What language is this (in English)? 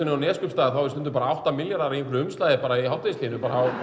Icelandic